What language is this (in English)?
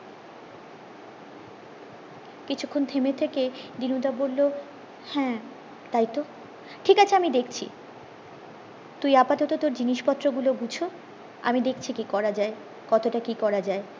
Bangla